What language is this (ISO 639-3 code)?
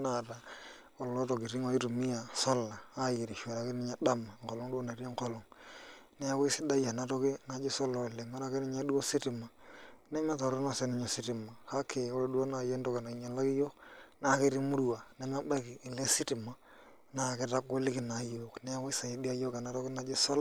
mas